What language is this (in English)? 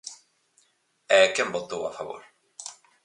Galician